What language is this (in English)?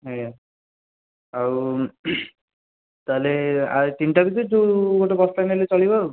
Odia